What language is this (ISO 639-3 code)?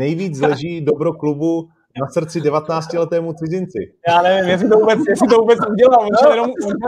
ces